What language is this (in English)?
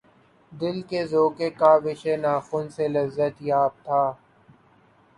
Urdu